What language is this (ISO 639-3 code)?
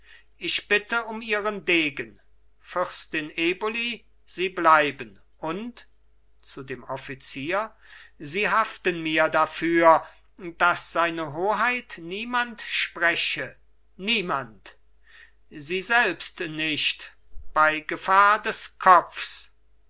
deu